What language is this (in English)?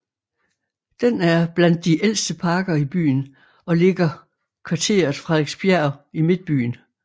Danish